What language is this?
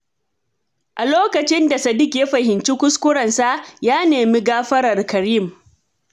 Hausa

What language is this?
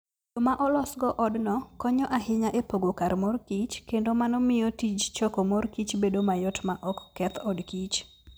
Luo (Kenya and Tanzania)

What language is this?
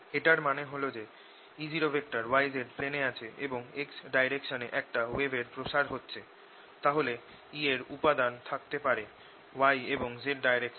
Bangla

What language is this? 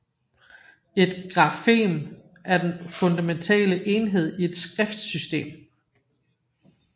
Danish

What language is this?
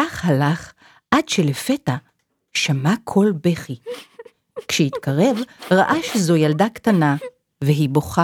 Hebrew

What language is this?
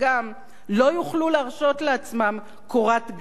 Hebrew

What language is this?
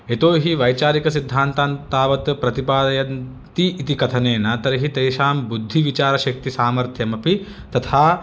Sanskrit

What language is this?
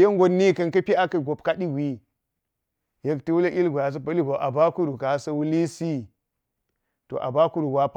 Geji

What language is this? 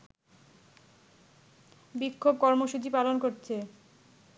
Bangla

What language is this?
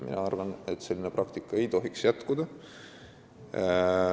Estonian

